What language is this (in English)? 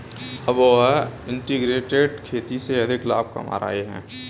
Hindi